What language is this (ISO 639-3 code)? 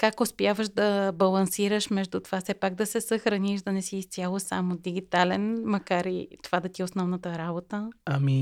bul